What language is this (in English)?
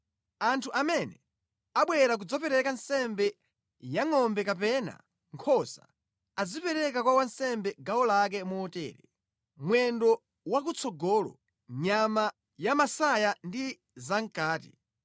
Nyanja